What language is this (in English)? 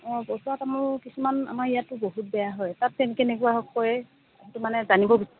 Assamese